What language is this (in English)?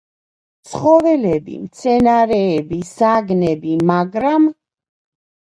Georgian